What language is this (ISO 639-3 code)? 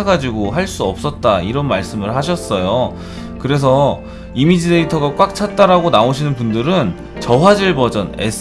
kor